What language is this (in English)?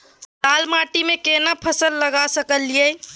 Maithili